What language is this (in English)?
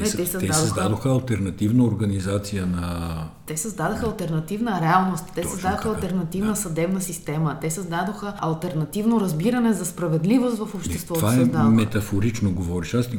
Bulgarian